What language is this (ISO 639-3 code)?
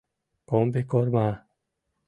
chm